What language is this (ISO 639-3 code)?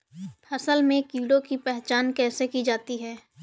hin